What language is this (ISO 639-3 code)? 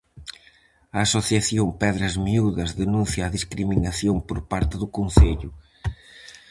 glg